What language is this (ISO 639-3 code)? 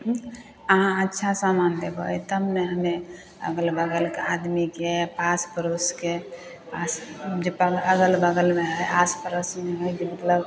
mai